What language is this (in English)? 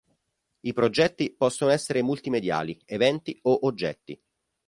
Italian